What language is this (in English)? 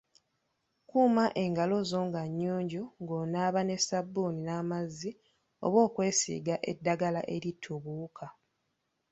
Ganda